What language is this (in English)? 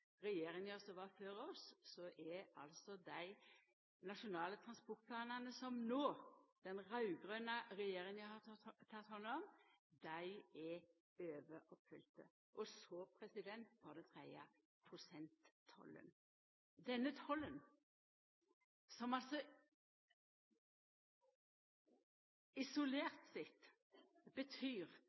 Norwegian Nynorsk